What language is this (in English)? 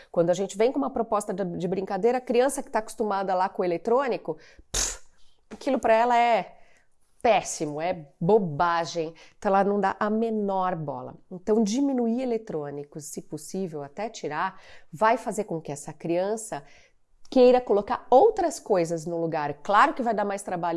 Portuguese